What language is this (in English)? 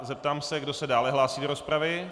Czech